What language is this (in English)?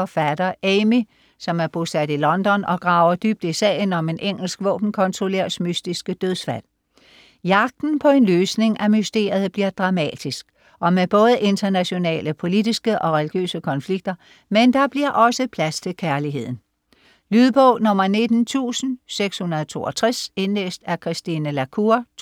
Danish